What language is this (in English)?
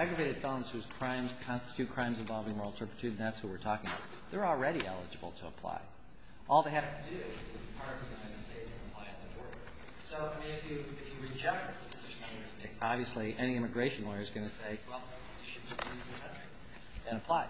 English